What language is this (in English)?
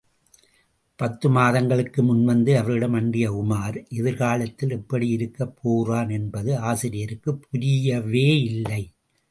Tamil